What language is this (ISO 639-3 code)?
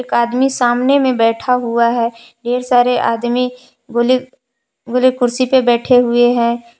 hin